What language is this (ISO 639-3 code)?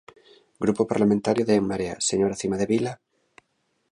glg